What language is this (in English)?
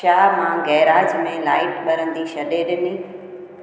Sindhi